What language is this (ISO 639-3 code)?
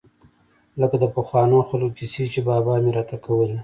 pus